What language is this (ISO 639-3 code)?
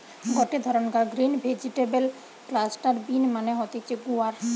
ben